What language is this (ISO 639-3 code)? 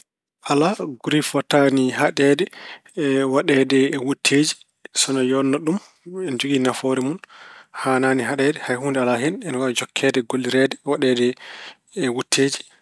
ful